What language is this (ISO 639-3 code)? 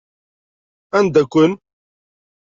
kab